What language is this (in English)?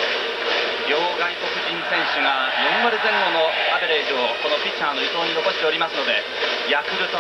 Japanese